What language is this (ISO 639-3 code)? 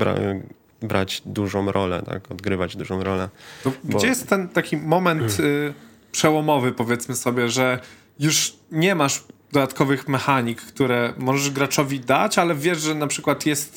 pol